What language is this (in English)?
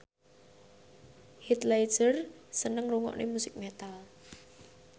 Javanese